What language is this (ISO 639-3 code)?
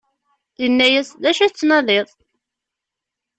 kab